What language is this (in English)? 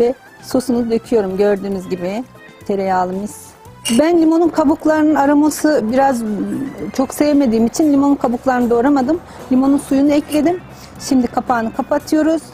Turkish